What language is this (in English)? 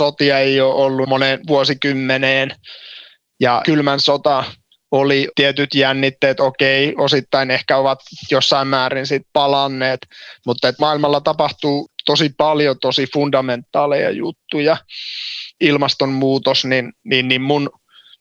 Finnish